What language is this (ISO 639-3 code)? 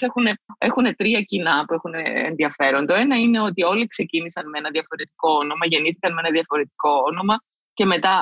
ell